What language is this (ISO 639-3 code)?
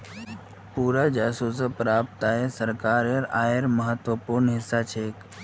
mag